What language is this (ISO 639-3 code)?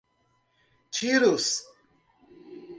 por